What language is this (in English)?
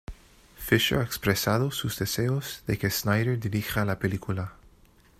Spanish